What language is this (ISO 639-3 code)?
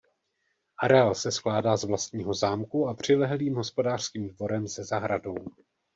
ces